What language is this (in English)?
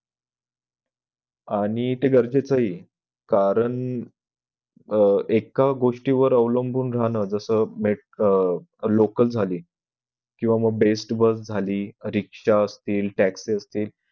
Marathi